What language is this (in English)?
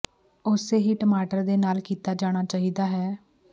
Punjabi